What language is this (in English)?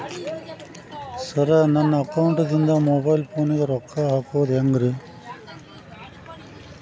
Kannada